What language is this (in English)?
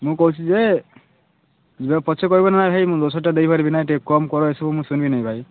Odia